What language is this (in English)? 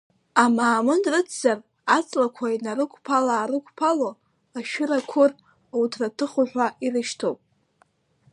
Abkhazian